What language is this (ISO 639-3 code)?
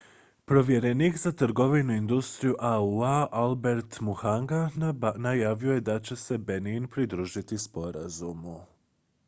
hrv